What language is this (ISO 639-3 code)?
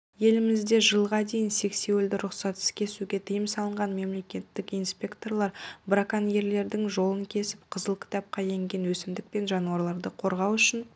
kaz